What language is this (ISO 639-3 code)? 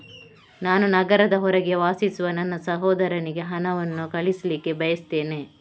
kan